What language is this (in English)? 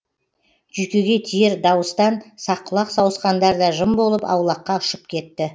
Kazakh